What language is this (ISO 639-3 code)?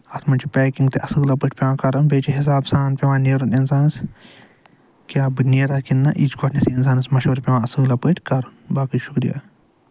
kas